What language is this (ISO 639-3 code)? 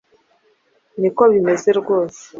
kin